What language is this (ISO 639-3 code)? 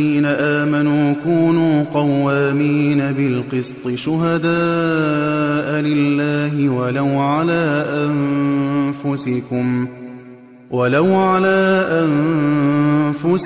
ara